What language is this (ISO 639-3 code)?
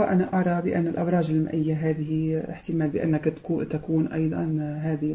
ara